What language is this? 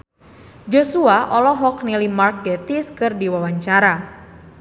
Sundanese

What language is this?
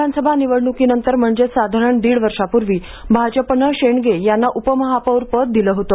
Marathi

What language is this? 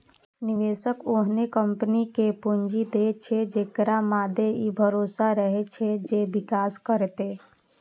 Maithili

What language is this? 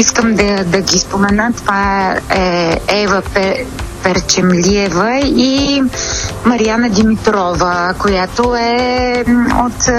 Bulgarian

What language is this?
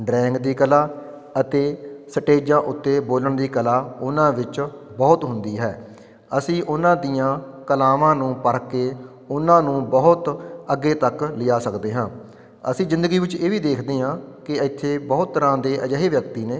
Punjabi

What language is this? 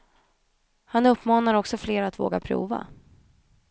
Swedish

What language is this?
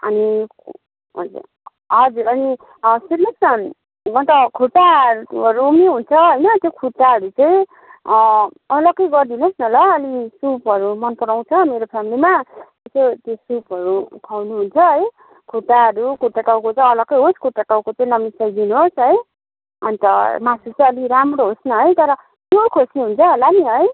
Nepali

